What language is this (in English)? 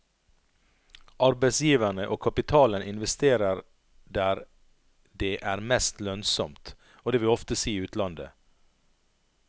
Norwegian